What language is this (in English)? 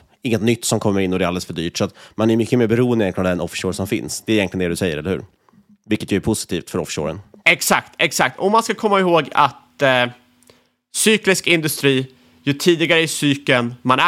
Swedish